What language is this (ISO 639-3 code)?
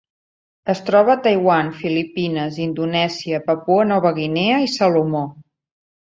cat